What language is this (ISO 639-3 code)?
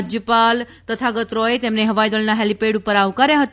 guj